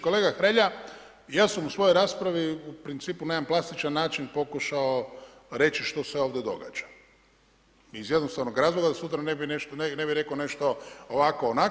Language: Croatian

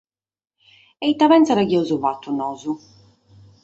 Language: Sardinian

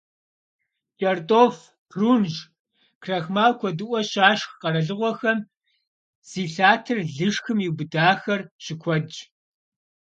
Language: Kabardian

